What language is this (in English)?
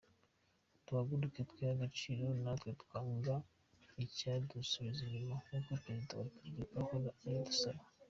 Kinyarwanda